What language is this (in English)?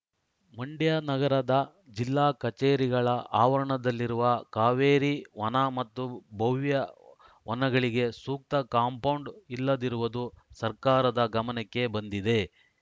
Kannada